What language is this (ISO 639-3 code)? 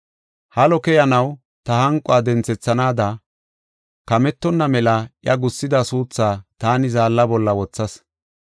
gof